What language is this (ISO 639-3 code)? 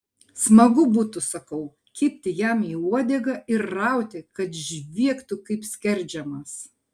lit